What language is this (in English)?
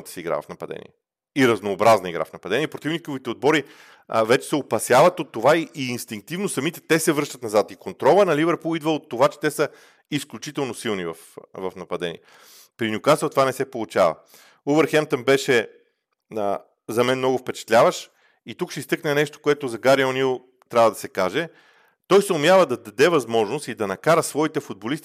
Bulgarian